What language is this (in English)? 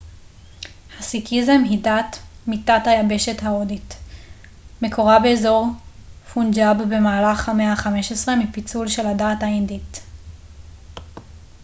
Hebrew